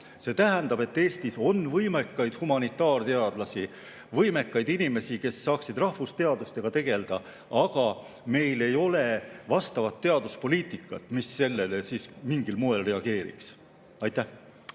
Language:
Estonian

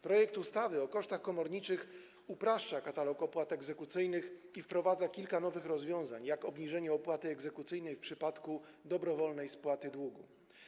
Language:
Polish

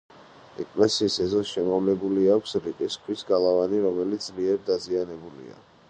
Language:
Georgian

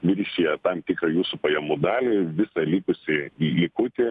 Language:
Lithuanian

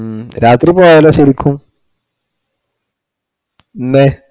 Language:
Malayalam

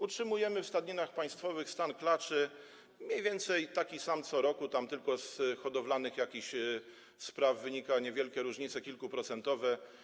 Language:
Polish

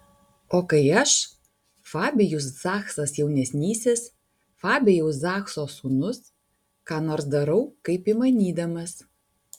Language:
Lithuanian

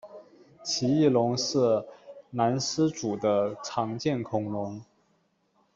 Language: Chinese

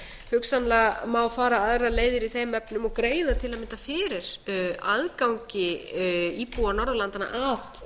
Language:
Icelandic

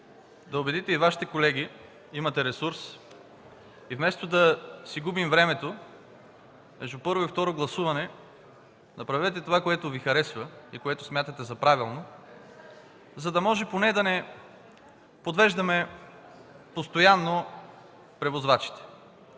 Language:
Bulgarian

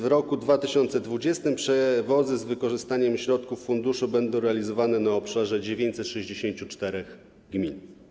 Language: Polish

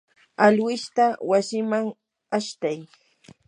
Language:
Yanahuanca Pasco Quechua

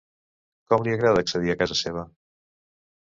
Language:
Catalan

